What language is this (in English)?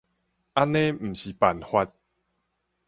Min Nan Chinese